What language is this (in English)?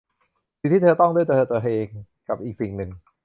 Thai